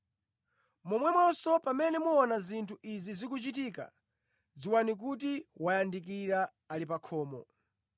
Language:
Nyanja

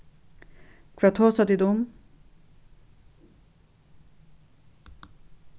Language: Faroese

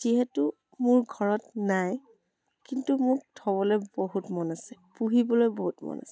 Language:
Assamese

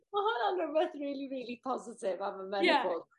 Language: Welsh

